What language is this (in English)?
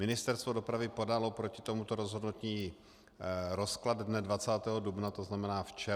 Czech